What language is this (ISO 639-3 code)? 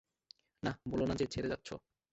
ben